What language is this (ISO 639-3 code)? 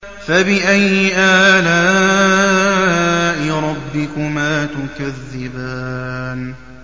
ara